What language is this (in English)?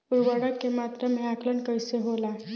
Bhojpuri